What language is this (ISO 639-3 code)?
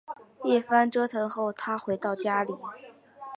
zho